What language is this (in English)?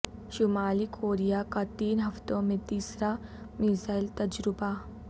Urdu